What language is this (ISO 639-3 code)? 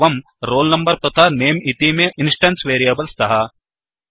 san